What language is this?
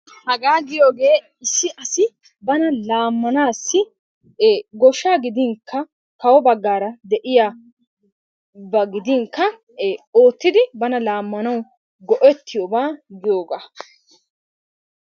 Wolaytta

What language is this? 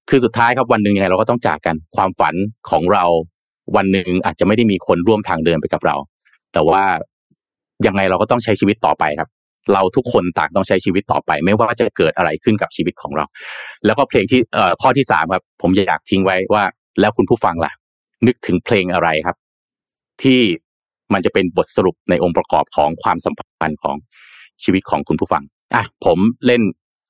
Thai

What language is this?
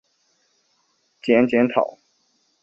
Chinese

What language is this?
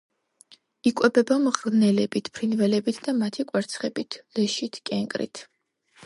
Georgian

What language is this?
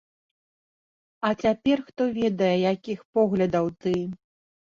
Belarusian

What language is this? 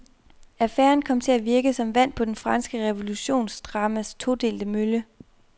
Danish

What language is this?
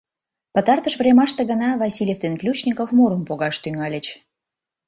Mari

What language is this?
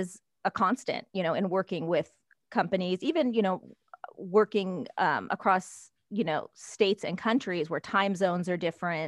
English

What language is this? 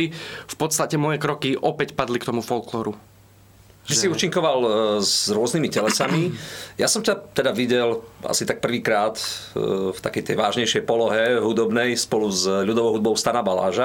Slovak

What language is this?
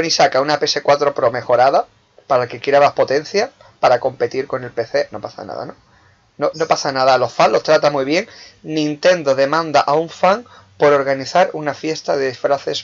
Spanish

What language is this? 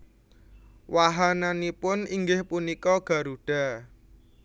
Javanese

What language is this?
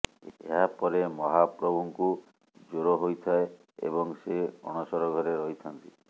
Odia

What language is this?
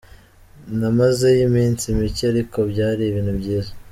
Kinyarwanda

